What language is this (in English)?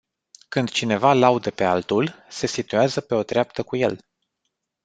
Romanian